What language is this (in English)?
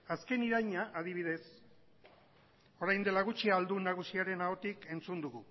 Basque